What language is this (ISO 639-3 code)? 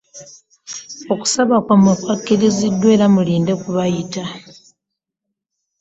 lug